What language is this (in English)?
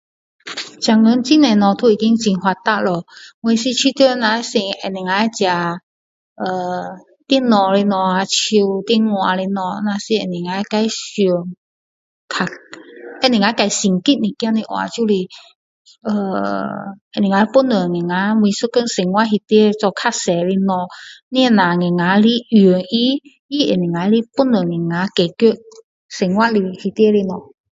Min Dong Chinese